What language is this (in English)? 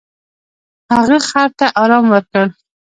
Pashto